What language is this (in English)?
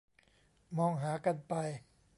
Thai